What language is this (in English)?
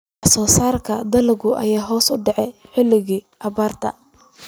Somali